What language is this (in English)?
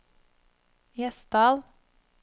Norwegian